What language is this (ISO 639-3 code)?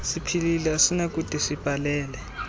xho